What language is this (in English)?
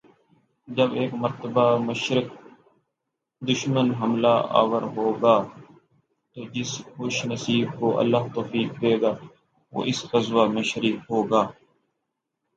Urdu